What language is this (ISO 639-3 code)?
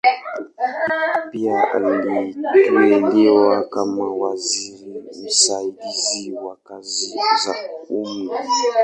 swa